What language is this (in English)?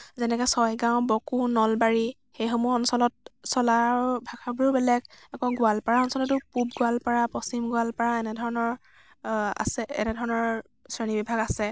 Assamese